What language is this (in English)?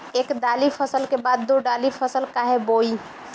Bhojpuri